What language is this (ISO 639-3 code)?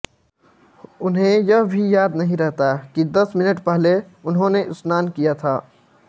hin